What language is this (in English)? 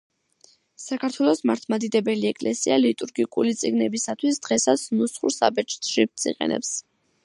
Georgian